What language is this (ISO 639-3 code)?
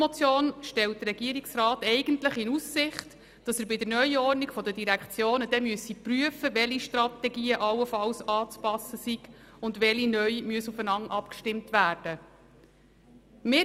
gsw